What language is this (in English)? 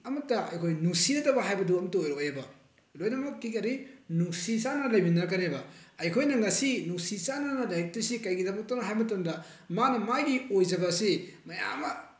Manipuri